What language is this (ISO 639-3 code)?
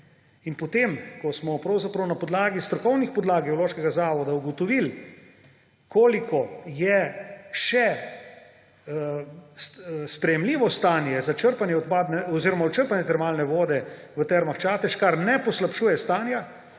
slv